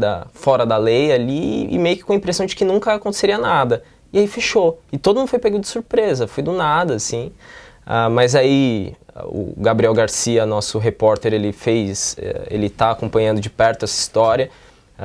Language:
Portuguese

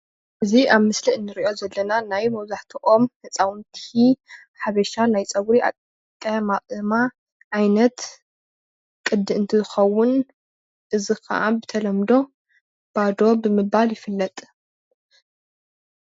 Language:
Tigrinya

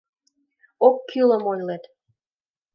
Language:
Mari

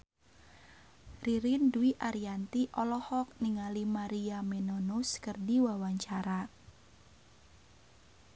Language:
Sundanese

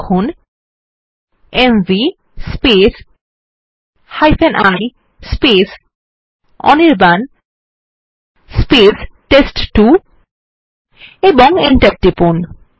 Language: Bangla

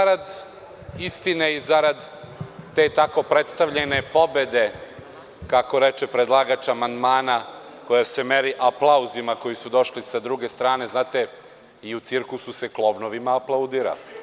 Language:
Serbian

